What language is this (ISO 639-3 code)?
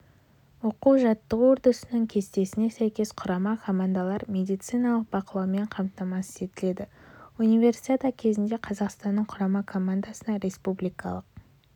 kaz